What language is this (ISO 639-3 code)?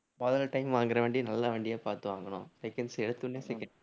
tam